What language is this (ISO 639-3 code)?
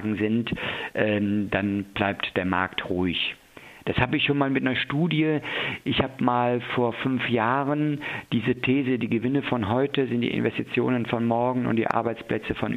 deu